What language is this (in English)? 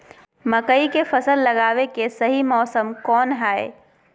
Magahi